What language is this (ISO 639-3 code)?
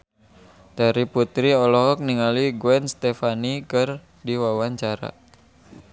sun